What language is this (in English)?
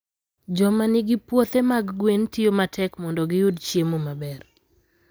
Luo (Kenya and Tanzania)